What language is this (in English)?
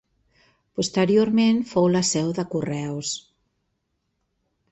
Catalan